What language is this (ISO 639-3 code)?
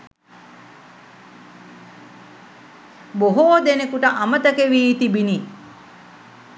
sin